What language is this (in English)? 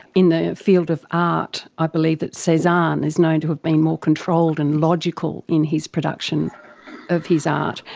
English